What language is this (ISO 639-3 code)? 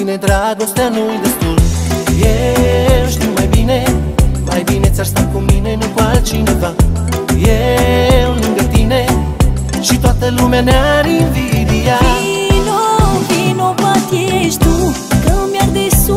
ron